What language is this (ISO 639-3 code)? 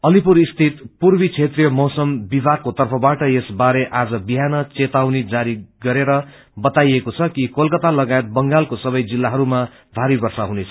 nep